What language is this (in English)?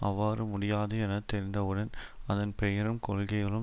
Tamil